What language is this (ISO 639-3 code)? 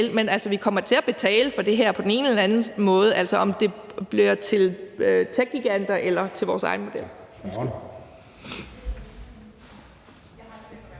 dan